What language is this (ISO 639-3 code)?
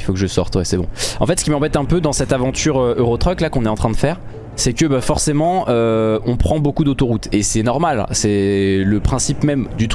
fra